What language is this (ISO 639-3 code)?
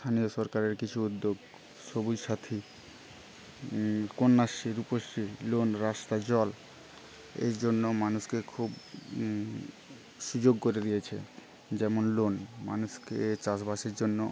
ben